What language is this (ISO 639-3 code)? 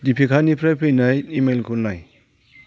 brx